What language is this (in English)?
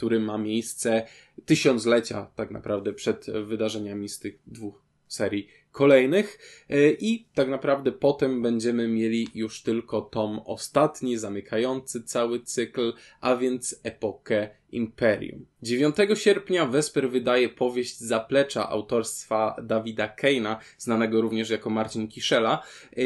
Polish